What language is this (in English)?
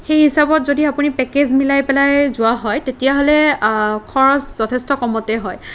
Assamese